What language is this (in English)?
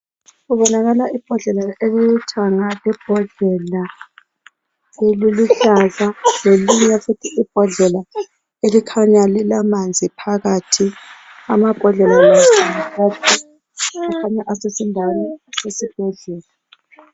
North Ndebele